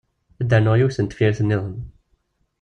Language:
Kabyle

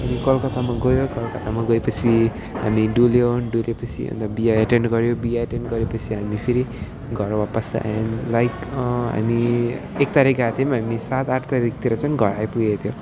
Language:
Nepali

